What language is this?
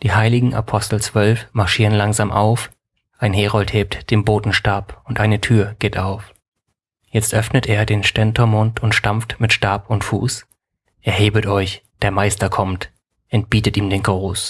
German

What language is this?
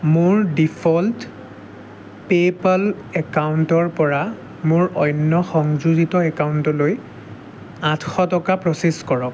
Assamese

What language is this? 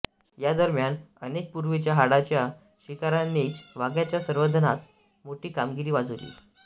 Marathi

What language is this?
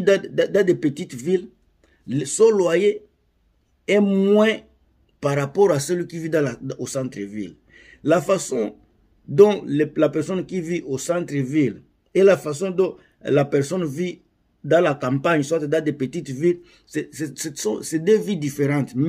French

